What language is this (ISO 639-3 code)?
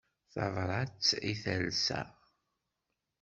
kab